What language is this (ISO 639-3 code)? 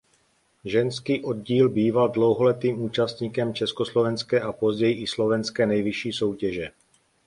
ces